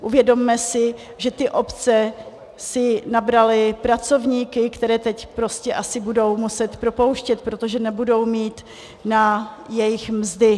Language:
Czech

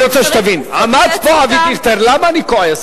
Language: Hebrew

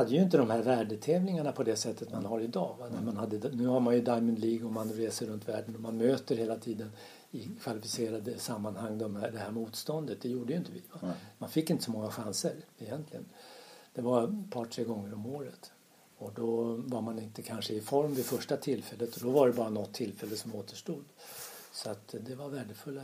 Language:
Swedish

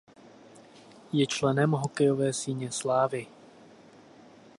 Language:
Czech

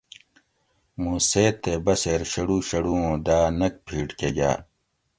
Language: Gawri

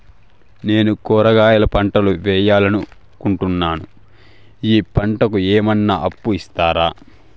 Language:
Telugu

